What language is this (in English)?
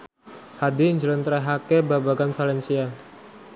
Javanese